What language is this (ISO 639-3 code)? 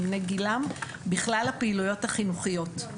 heb